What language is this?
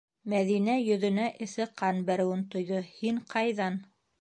Bashkir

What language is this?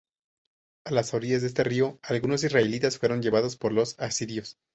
Spanish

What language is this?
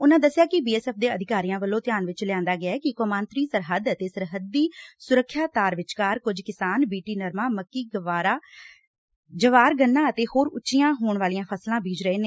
Punjabi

